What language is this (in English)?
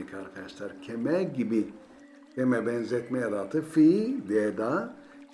Turkish